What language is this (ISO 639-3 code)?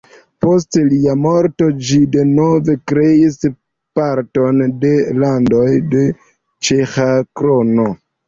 epo